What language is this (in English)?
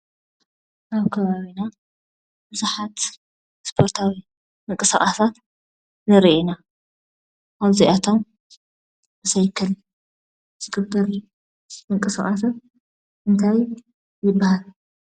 Tigrinya